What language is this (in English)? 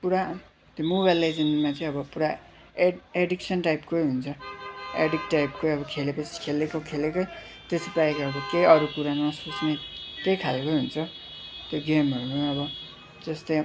Nepali